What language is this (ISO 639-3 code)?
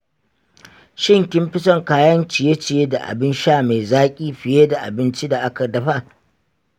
hau